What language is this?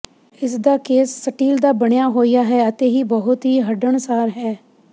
Punjabi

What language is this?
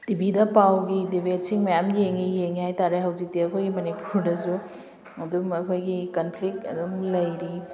Manipuri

